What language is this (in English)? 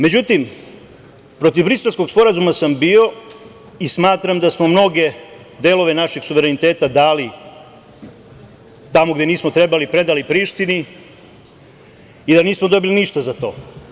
Serbian